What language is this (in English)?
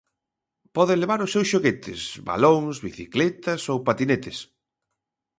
Galician